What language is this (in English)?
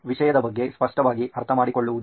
Kannada